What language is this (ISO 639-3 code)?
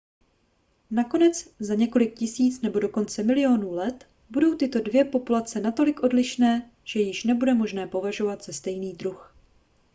ces